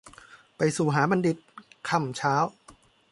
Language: Thai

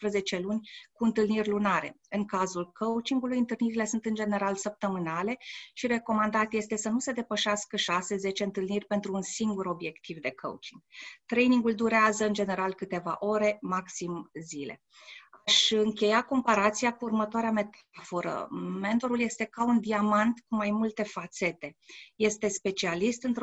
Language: Romanian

